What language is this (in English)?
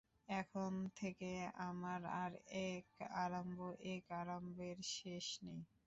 Bangla